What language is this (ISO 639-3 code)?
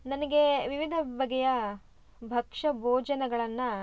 kan